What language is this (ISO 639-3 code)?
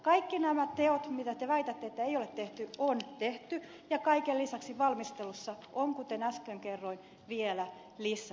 fin